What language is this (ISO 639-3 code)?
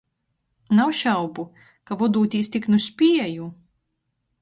ltg